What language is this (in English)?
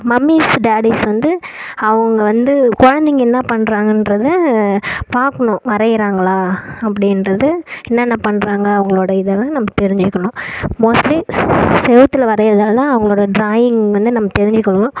Tamil